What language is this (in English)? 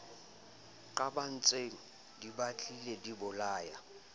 Southern Sotho